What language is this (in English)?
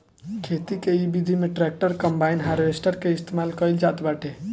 Bhojpuri